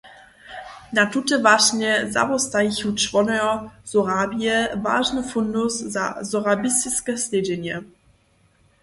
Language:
Upper Sorbian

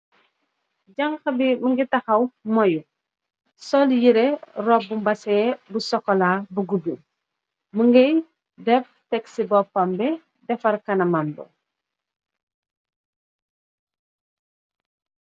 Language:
Wolof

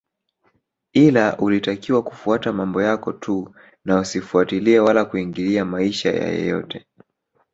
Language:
Swahili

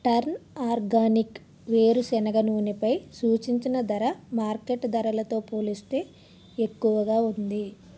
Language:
Telugu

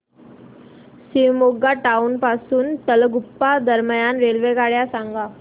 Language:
Marathi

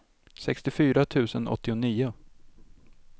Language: Swedish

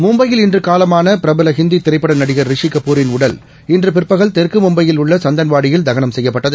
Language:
Tamil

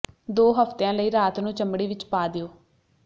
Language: Punjabi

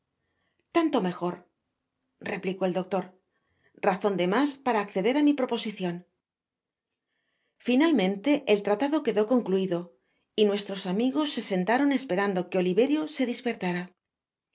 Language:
Spanish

